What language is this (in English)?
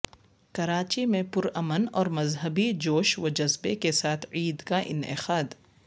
Urdu